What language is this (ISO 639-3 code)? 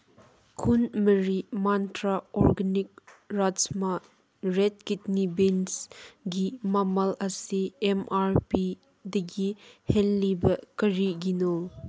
mni